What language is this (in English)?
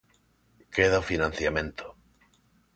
Galician